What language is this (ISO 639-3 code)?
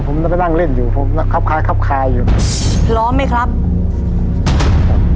tha